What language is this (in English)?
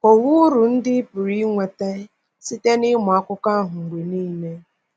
Igbo